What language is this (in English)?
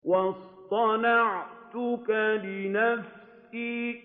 Arabic